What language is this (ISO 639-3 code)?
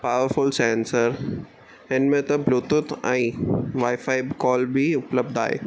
snd